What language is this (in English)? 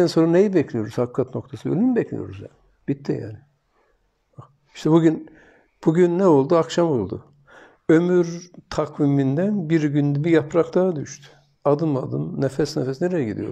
Turkish